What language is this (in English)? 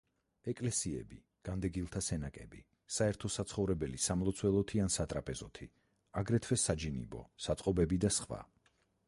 Georgian